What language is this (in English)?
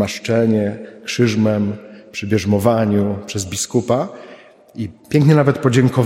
Polish